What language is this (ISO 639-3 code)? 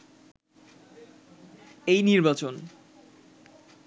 ben